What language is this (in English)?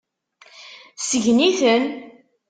Kabyle